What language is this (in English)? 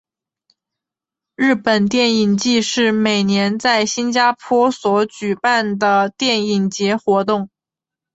Chinese